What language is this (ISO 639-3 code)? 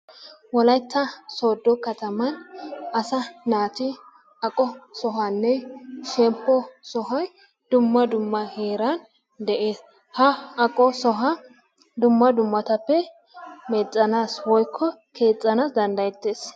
wal